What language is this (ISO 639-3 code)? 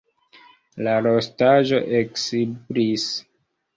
epo